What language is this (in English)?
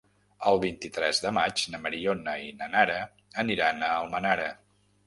Catalan